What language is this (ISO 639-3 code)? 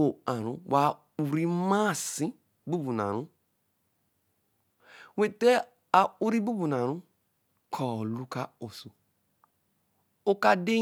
elm